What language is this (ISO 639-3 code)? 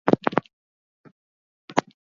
eus